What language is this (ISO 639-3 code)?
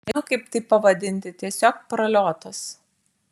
lit